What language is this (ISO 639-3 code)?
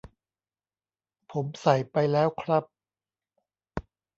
tha